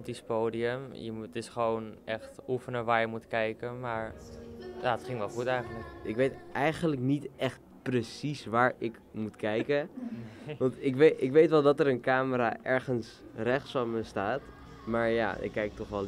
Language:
Dutch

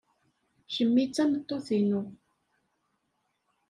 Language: Kabyle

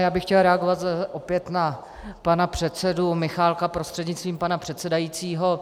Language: Czech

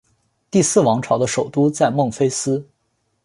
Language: Chinese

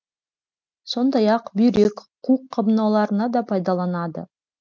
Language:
Kazakh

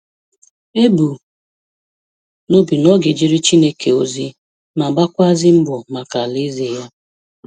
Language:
Igbo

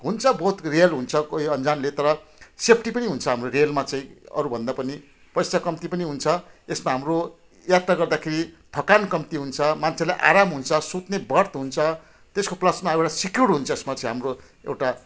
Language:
Nepali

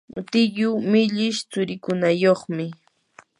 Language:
Yanahuanca Pasco Quechua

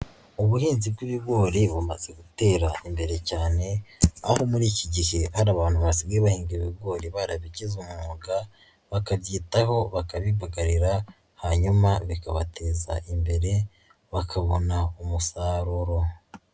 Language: Kinyarwanda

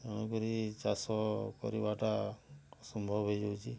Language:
Odia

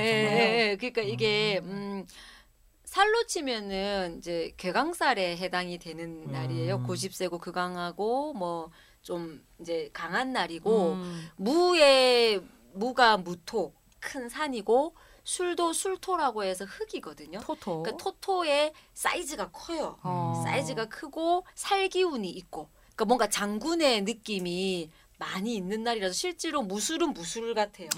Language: Korean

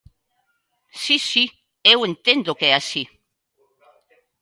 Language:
Galician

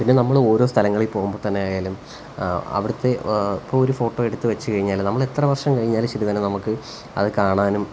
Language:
Malayalam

